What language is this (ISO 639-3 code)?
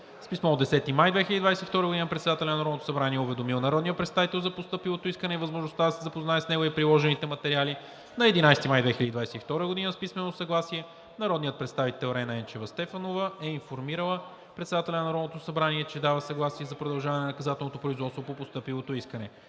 bul